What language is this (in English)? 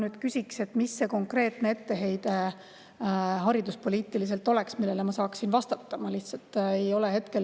Estonian